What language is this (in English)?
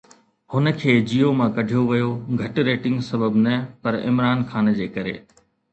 Sindhi